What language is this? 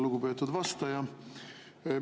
Estonian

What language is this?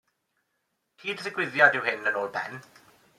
Welsh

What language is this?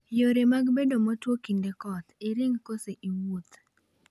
Luo (Kenya and Tanzania)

